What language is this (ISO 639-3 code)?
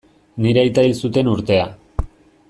eus